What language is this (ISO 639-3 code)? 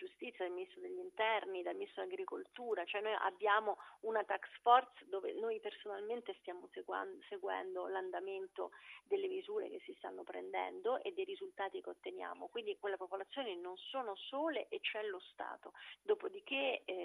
ita